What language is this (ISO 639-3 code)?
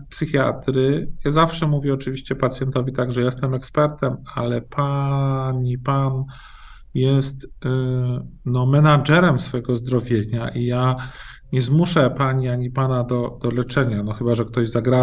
pol